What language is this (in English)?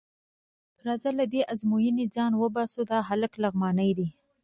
Pashto